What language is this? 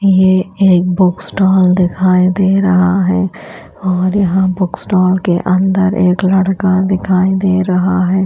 Hindi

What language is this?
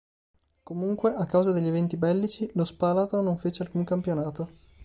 Italian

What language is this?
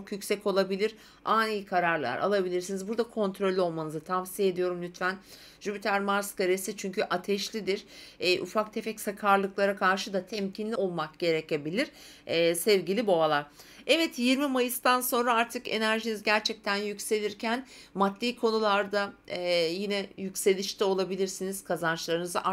Turkish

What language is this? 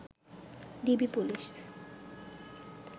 Bangla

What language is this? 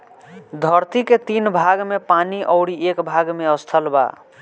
Bhojpuri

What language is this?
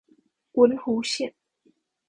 Chinese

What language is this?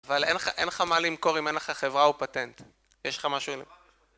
Hebrew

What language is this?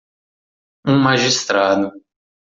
Portuguese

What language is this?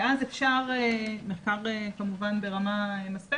Hebrew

